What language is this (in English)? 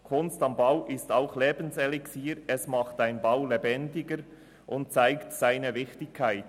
Swiss German